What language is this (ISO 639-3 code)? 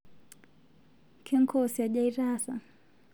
mas